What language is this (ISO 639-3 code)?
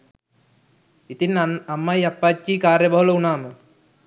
sin